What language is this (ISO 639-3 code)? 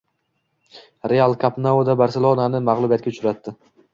uzb